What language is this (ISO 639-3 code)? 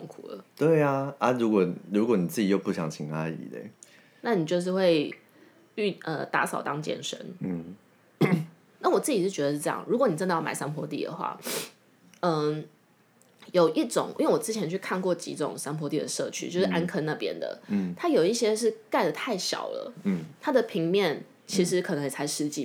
zho